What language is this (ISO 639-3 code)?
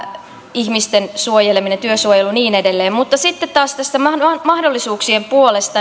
fin